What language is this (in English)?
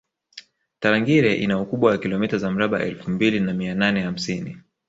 Swahili